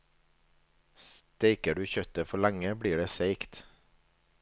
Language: Norwegian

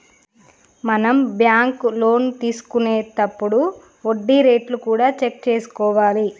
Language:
Telugu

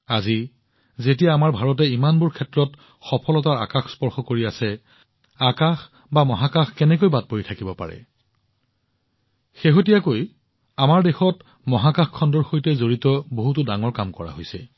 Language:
Assamese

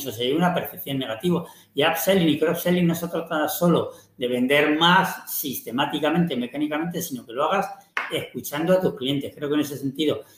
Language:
Spanish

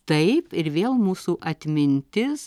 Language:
Lithuanian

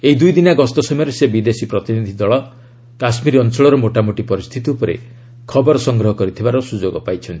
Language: Odia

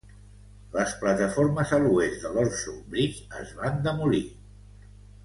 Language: Catalan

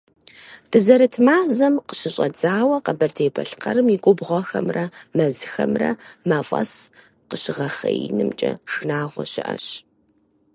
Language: Kabardian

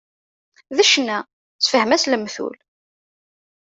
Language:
Kabyle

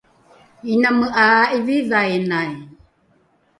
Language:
Rukai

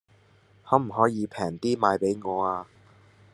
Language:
Cantonese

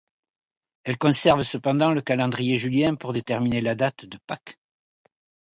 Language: French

